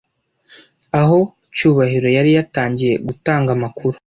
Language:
Kinyarwanda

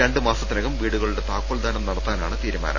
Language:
Malayalam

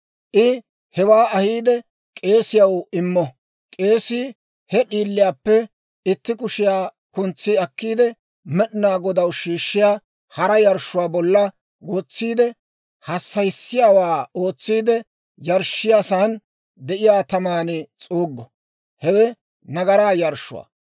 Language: Dawro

